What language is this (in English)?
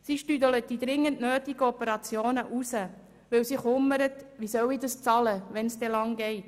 Swiss German